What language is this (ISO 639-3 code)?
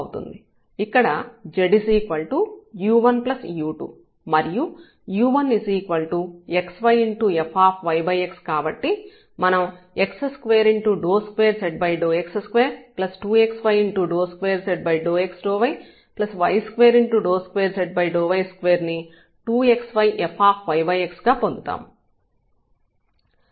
tel